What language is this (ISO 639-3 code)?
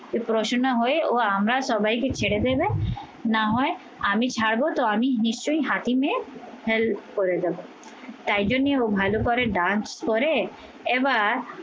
ben